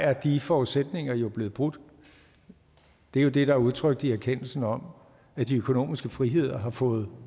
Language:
Danish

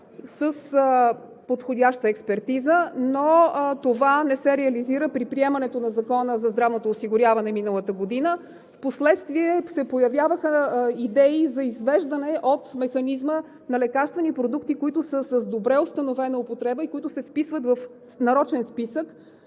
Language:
Bulgarian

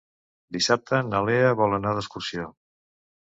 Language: Catalan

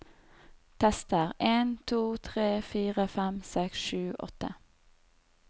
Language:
Norwegian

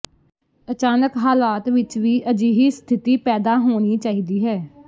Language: Punjabi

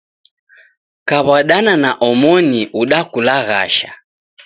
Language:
Taita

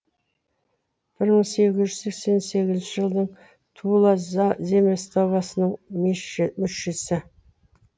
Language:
Kazakh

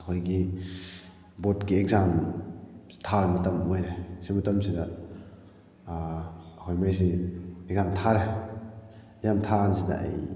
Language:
Manipuri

